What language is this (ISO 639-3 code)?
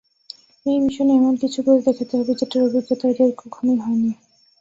ben